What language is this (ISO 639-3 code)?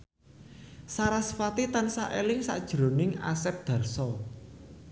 jav